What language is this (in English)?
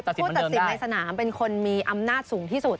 Thai